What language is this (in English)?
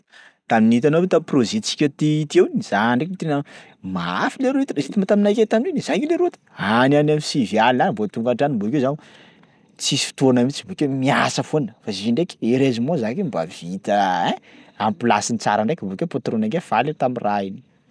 Sakalava Malagasy